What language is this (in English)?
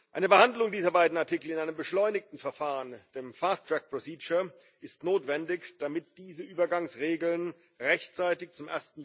German